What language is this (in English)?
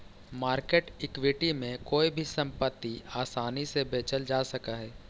Magahi